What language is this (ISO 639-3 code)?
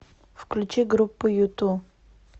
rus